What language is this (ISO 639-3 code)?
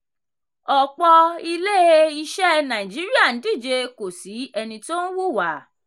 yor